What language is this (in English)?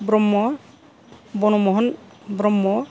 Bodo